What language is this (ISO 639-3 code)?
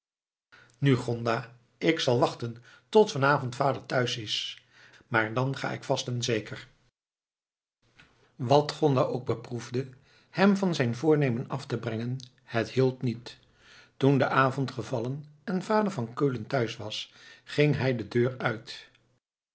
nld